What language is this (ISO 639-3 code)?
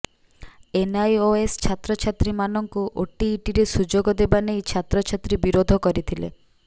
ori